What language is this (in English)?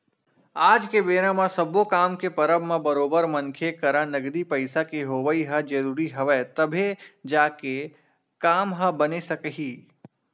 Chhattisgarhi